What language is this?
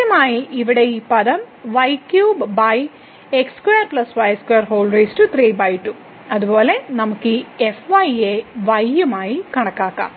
Malayalam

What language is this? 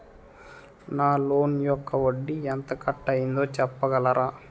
Telugu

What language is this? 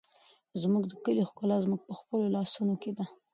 Pashto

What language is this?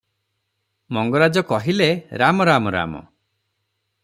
Odia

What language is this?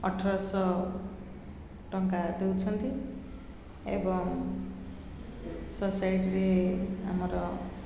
Odia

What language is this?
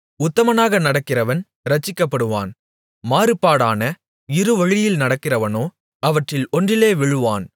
Tamil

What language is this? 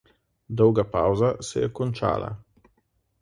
Slovenian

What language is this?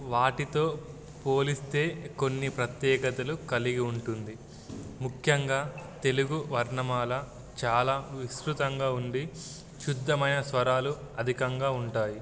Telugu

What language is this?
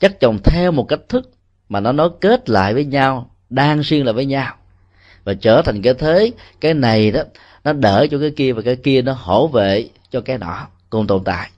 Vietnamese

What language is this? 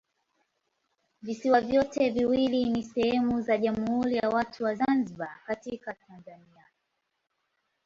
Swahili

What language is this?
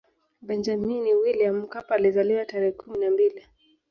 Swahili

